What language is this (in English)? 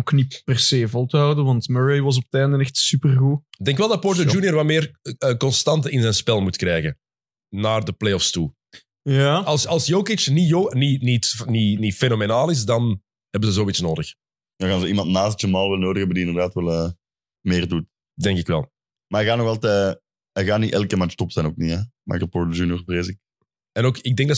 Dutch